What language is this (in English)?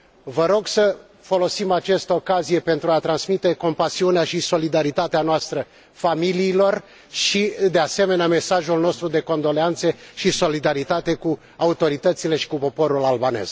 Romanian